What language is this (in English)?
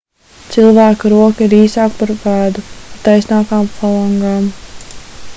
Latvian